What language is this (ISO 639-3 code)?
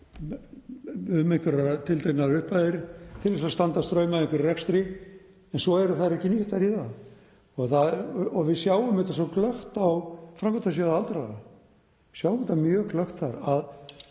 isl